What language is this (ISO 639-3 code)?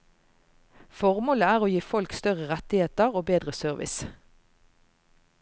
nor